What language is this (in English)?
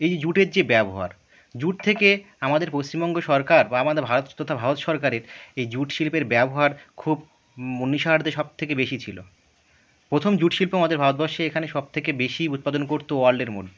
Bangla